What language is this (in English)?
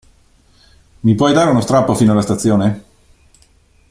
Italian